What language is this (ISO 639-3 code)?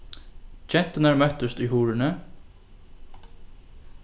fao